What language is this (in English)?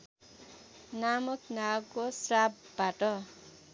Nepali